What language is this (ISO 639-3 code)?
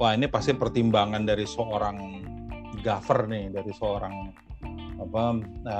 ind